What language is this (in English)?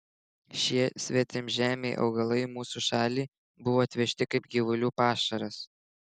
Lithuanian